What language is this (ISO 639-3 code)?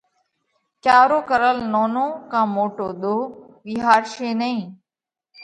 kvx